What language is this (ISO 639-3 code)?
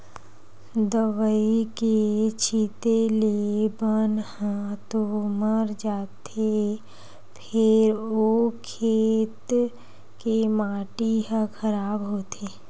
hne